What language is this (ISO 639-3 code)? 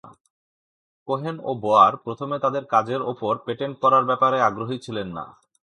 ben